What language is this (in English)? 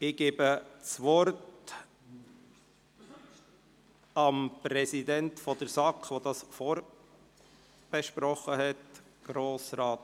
Swiss German